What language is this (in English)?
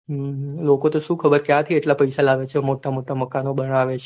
Gujarati